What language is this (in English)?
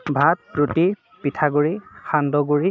Assamese